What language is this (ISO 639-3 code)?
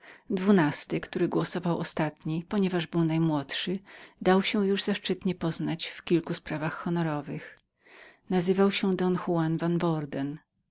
pol